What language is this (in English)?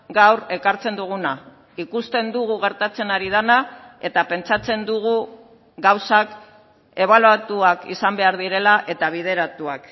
Basque